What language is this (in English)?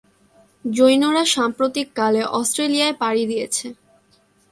Bangla